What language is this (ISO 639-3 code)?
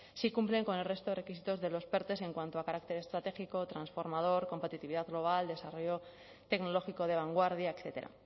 spa